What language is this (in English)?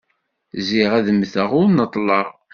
Kabyle